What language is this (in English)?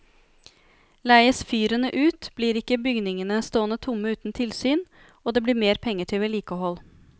Norwegian